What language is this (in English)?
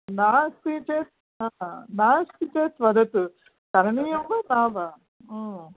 Sanskrit